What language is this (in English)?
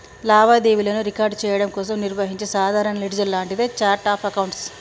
Telugu